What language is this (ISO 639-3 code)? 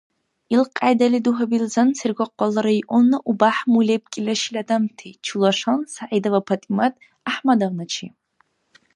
dar